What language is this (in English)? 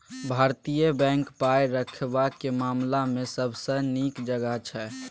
Maithili